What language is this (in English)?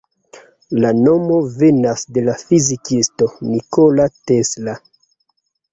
Esperanto